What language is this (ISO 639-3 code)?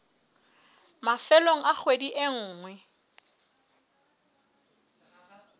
sot